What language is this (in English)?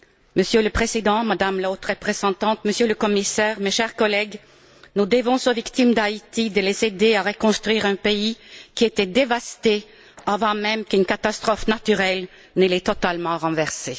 French